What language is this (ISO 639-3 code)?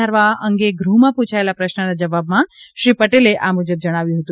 guj